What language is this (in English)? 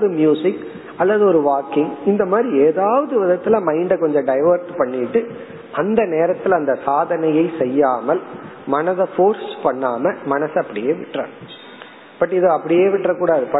Tamil